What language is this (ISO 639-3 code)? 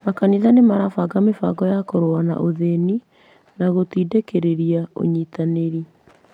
kik